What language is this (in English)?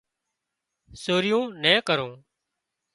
Wadiyara Koli